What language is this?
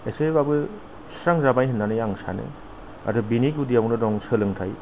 Bodo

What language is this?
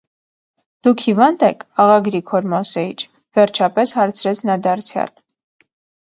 Armenian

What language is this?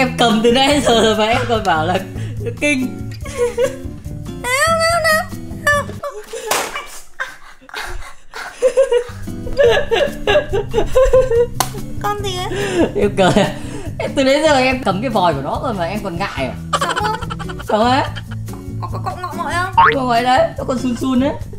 Vietnamese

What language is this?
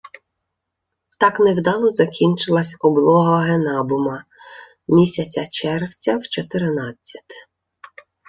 Ukrainian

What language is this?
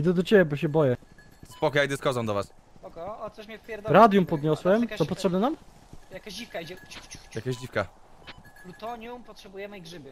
Polish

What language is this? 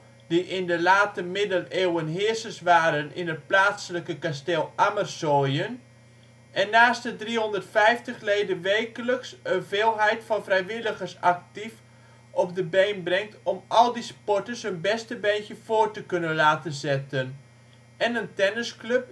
Dutch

